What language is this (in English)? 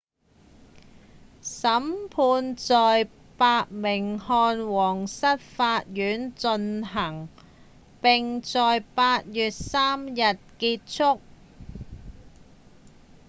Cantonese